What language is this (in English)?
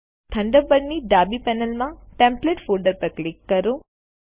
Gujarati